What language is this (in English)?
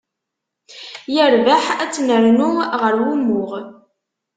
Kabyle